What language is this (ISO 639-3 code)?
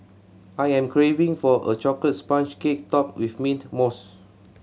eng